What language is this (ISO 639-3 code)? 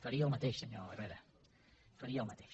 cat